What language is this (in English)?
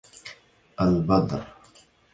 Arabic